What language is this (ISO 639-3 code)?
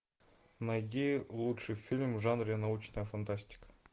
rus